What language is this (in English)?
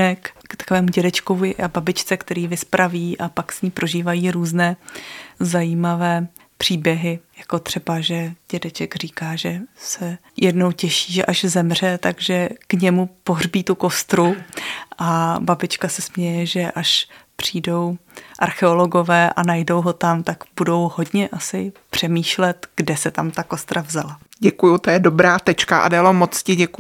Czech